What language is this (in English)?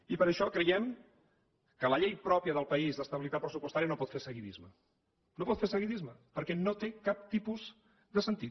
Catalan